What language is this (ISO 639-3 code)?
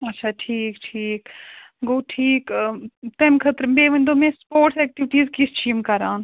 kas